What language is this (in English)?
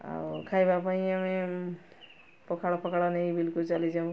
Odia